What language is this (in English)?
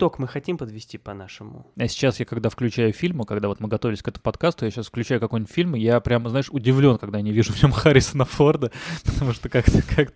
Russian